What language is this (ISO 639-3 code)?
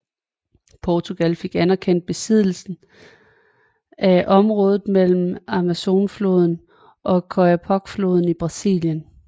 dan